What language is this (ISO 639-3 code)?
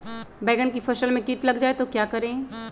mag